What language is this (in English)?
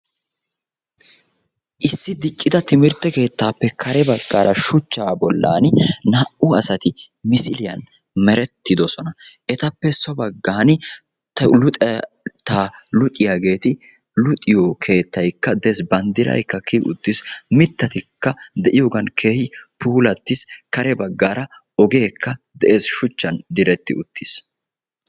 Wolaytta